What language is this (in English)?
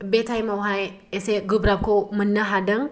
Bodo